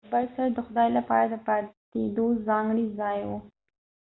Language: Pashto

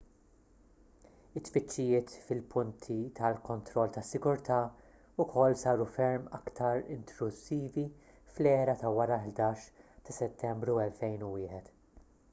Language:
Maltese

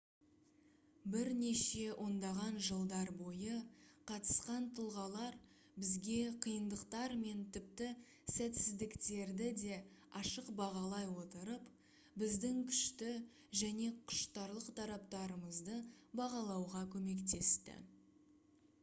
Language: Kazakh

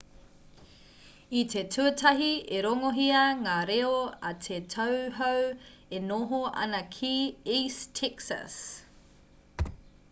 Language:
Māori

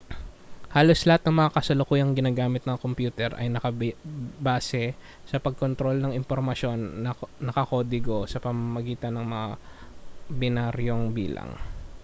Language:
Filipino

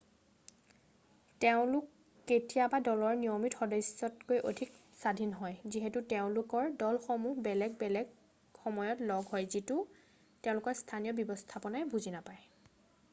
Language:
Assamese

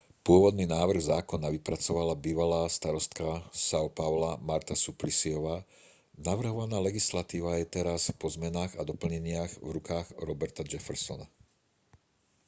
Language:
Slovak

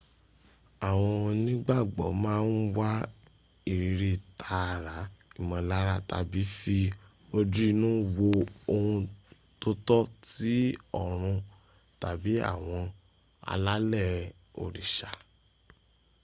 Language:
Yoruba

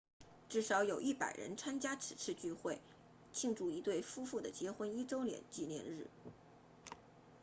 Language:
Chinese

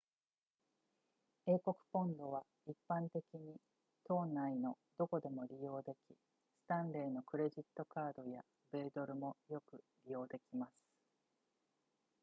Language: Japanese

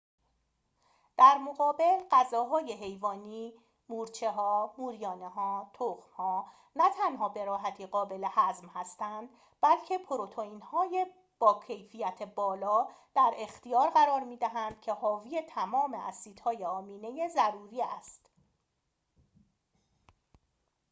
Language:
Persian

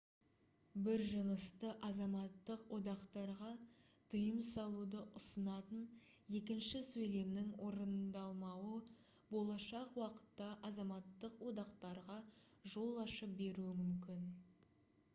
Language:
Kazakh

